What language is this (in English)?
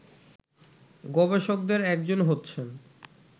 Bangla